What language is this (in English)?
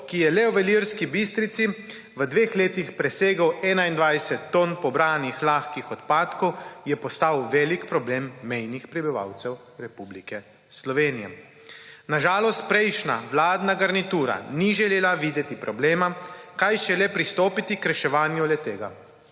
Slovenian